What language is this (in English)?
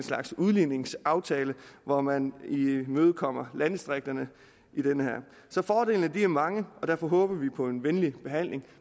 Danish